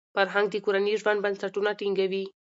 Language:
Pashto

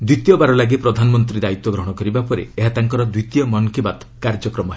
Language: Odia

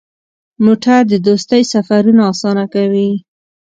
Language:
Pashto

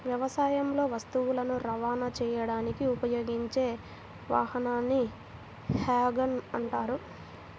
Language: Telugu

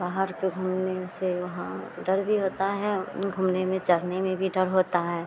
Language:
Hindi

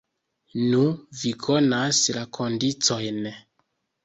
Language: Esperanto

